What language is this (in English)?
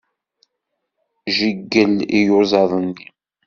Kabyle